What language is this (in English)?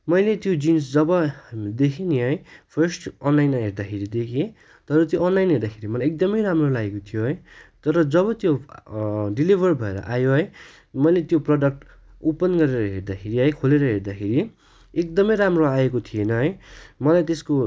Nepali